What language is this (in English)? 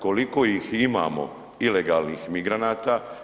Croatian